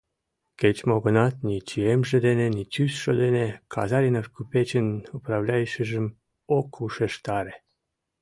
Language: Mari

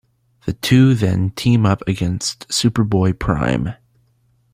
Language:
English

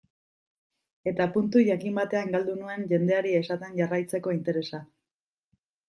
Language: Basque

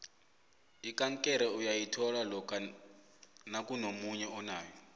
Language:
South Ndebele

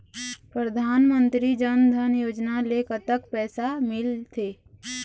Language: Chhattisgarhi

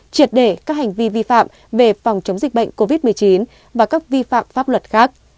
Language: Vietnamese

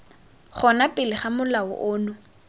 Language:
Tswana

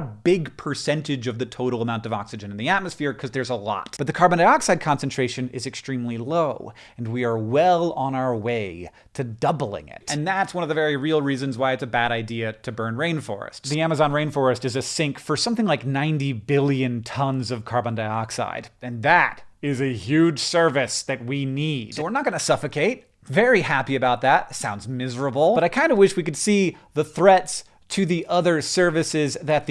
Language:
English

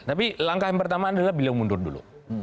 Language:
Indonesian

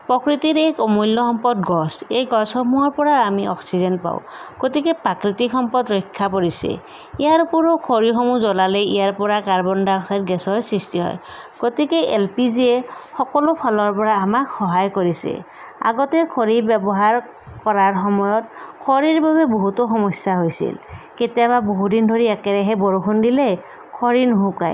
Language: Assamese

